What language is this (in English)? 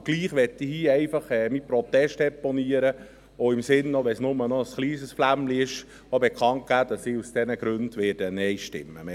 Swiss German